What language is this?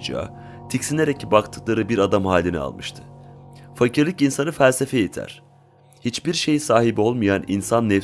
Turkish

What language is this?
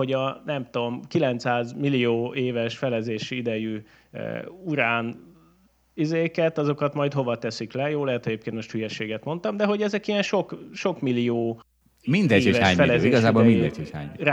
Hungarian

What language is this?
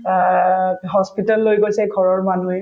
Assamese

